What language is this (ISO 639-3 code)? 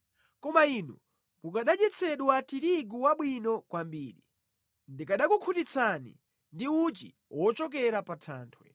nya